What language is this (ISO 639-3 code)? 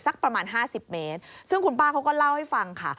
tha